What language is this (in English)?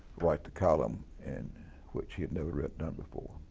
English